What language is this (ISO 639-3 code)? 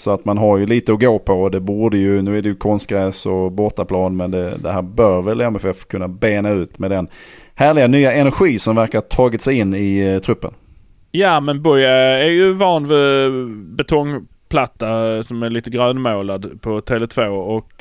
swe